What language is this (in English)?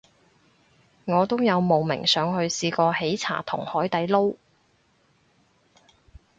Cantonese